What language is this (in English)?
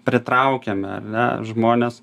Lithuanian